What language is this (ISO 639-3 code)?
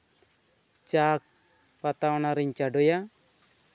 sat